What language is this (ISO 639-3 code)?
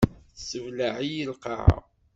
kab